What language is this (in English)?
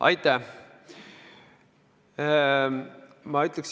Estonian